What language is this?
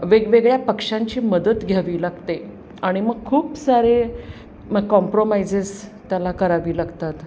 Marathi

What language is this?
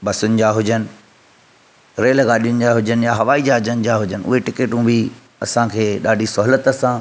Sindhi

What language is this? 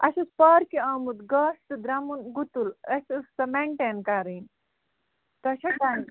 Kashmiri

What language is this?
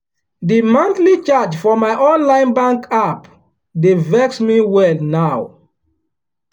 Nigerian Pidgin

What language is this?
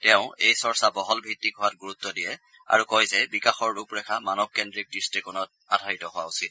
Assamese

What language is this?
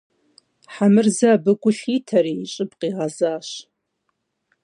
Kabardian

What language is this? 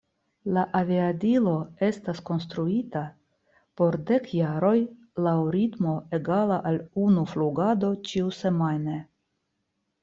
Esperanto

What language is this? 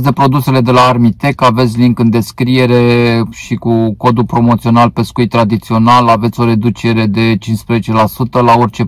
Romanian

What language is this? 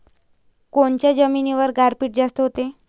Marathi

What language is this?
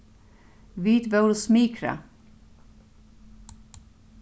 Faroese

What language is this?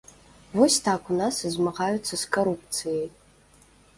Belarusian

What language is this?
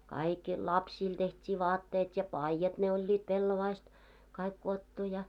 Finnish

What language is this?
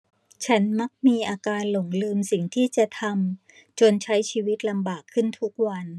Thai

